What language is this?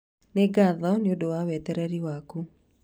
Kikuyu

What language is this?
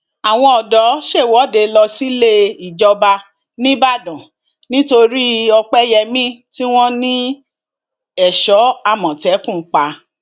Yoruba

